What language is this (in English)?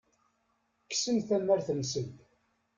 Kabyle